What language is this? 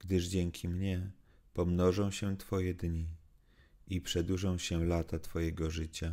Polish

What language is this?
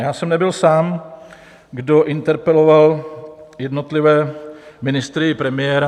Czech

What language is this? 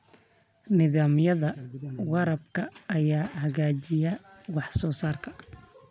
Somali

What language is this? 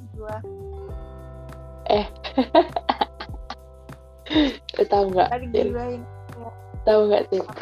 Indonesian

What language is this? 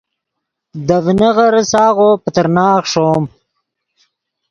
Yidgha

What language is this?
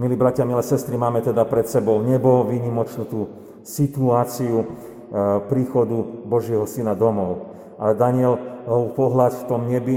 Slovak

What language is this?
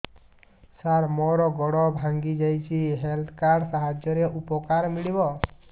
Odia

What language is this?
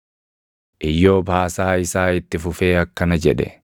Oromo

